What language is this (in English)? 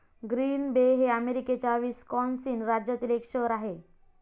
Marathi